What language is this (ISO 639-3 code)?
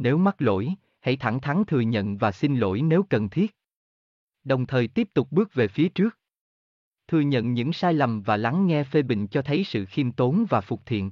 vie